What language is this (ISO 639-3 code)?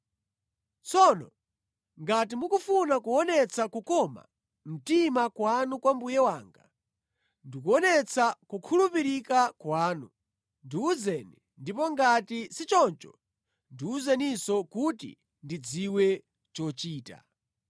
nya